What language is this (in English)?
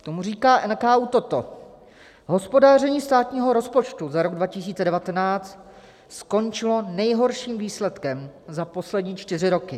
Czech